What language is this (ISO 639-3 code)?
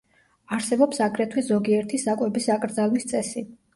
kat